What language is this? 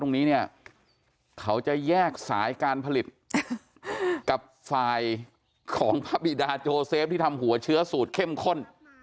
Thai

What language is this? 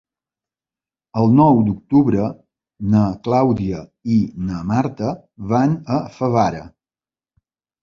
Catalan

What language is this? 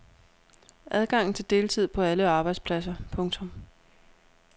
Danish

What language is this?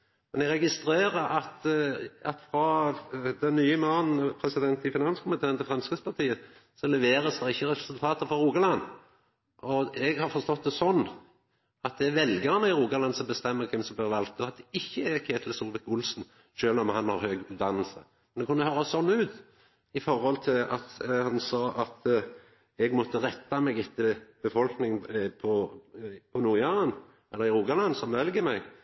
Norwegian Nynorsk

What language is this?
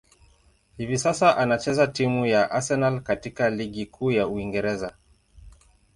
Swahili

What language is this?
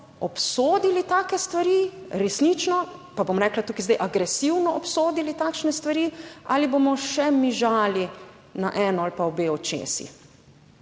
Slovenian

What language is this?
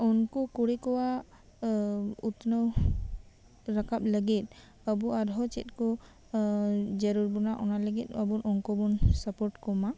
Santali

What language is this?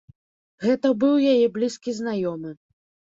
Belarusian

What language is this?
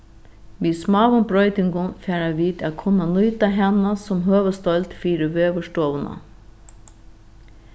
Faroese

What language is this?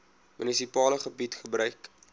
Afrikaans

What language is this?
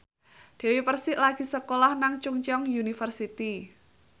Javanese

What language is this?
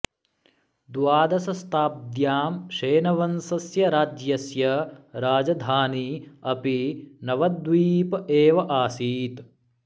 Sanskrit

